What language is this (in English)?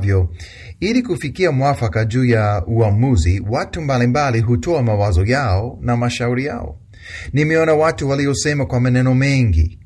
Swahili